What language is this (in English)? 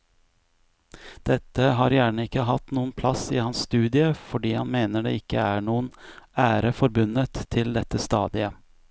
Norwegian